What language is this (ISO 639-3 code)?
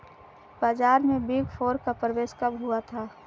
hin